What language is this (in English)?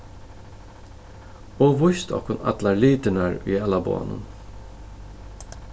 Faroese